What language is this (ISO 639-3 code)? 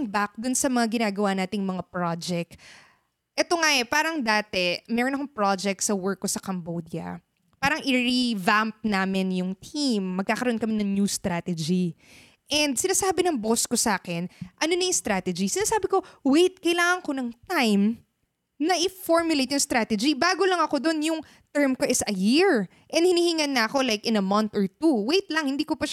fil